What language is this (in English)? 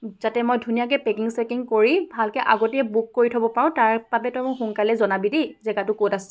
Assamese